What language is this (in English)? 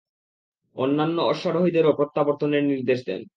Bangla